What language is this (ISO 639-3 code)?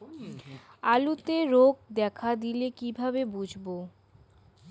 ben